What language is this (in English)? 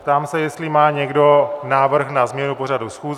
Czech